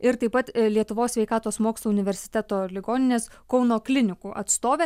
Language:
Lithuanian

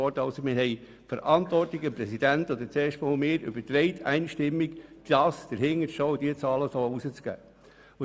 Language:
Swiss German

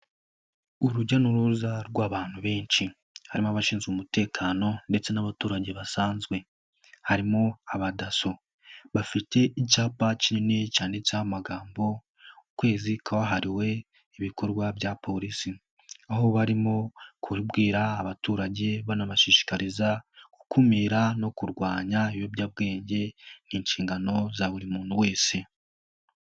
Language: Kinyarwanda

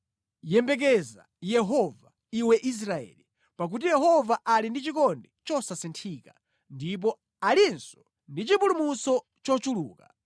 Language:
Nyanja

